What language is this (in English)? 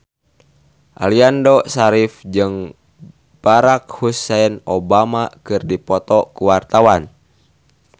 Sundanese